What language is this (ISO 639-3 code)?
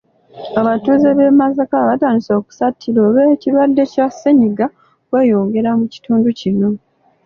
lug